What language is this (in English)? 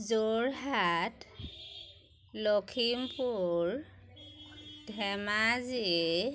Assamese